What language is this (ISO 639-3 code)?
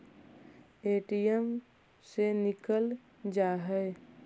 mag